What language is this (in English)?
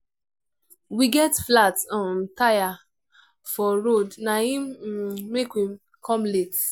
Nigerian Pidgin